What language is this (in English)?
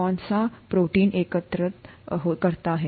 Hindi